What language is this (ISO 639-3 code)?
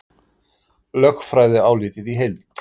isl